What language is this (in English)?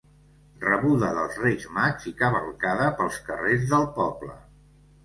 Catalan